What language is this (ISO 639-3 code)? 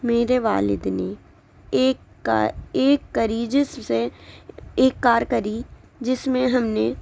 urd